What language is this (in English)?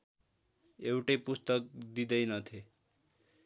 Nepali